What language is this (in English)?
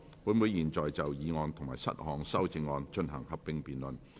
Cantonese